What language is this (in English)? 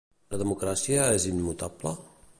Catalan